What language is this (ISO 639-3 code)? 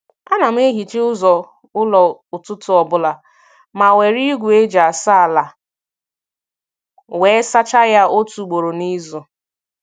ibo